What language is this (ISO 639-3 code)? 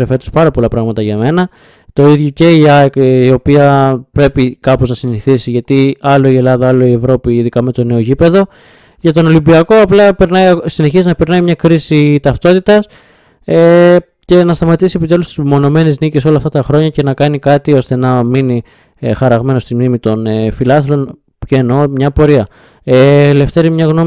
ell